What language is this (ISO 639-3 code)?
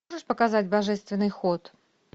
rus